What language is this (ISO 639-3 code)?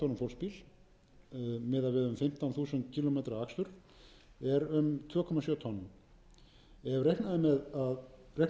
isl